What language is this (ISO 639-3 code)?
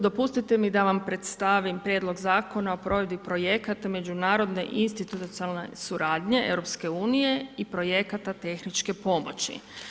hrv